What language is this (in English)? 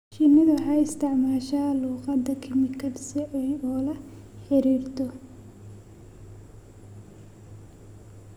Somali